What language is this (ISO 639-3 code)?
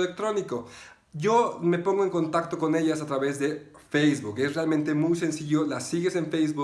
spa